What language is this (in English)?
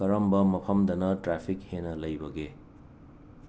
Manipuri